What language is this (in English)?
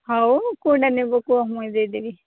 Odia